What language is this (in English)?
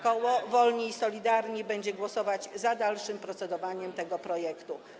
Polish